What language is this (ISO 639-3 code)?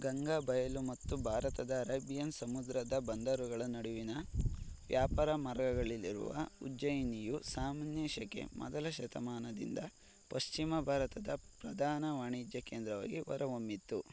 kan